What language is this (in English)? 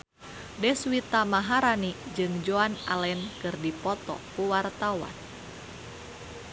Sundanese